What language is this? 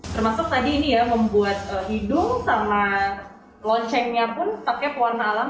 Indonesian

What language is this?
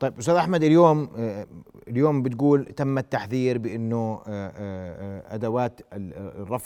Arabic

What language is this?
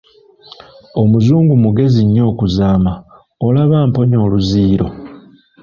Ganda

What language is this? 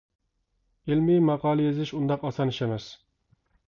Uyghur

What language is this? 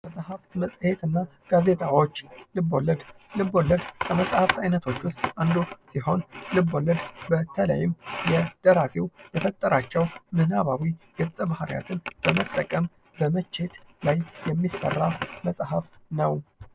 Amharic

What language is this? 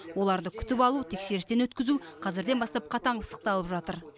Kazakh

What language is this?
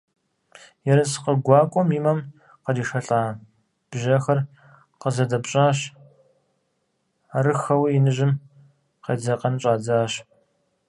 Kabardian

